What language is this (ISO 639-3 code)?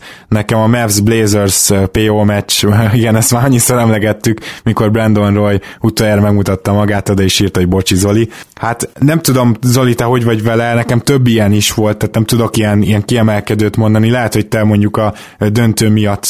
hun